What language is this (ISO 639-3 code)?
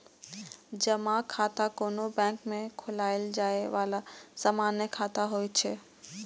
mai